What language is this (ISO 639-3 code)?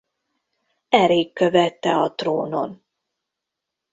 hun